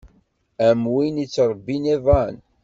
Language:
Kabyle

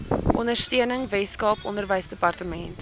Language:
Afrikaans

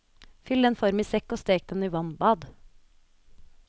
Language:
Norwegian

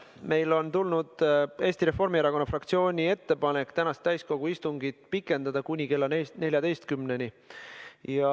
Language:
Estonian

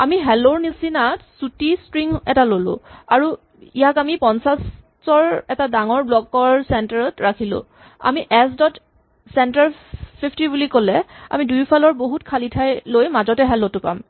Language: Assamese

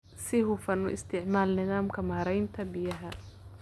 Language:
Somali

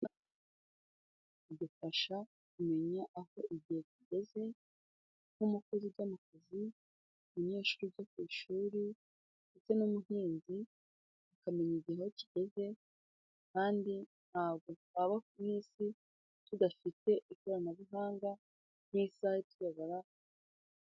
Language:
Kinyarwanda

